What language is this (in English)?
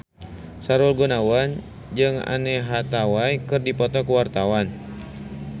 Sundanese